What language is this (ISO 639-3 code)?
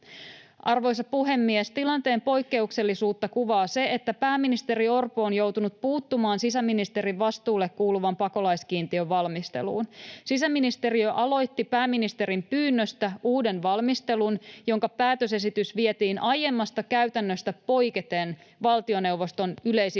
fin